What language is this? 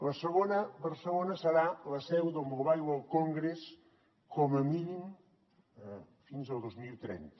Catalan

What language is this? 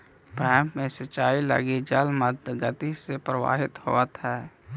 Magahi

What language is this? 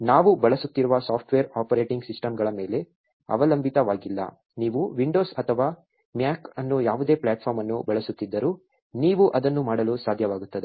Kannada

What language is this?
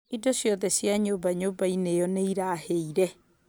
Kikuyu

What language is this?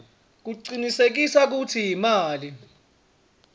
Swati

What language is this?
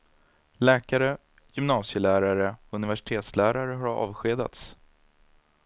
Swedish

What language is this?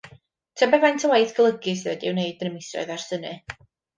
Welsh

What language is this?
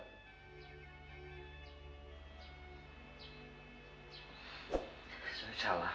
Indonesian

